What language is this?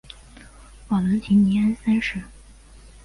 Chinese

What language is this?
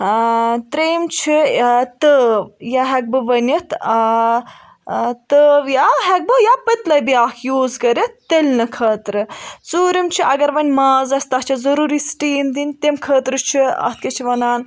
Kashmiri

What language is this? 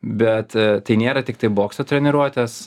Lithuanian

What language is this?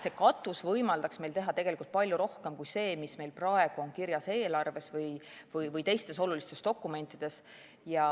Estonian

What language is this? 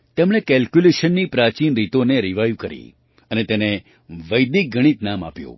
Gujarati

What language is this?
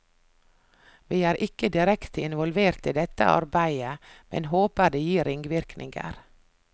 Norwegian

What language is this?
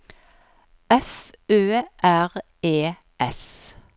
Norwegian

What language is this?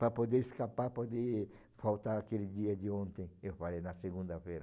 Portuguese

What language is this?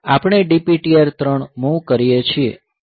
Gujarati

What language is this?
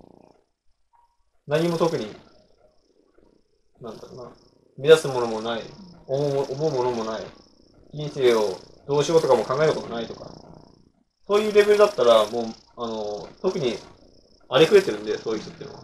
Japanese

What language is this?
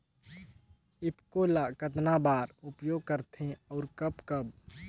Chhattisgarhi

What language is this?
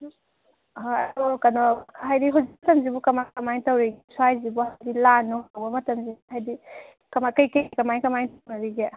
Manipuri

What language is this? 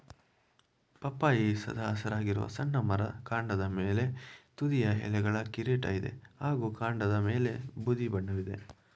Kannada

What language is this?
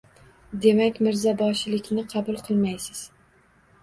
Uzbek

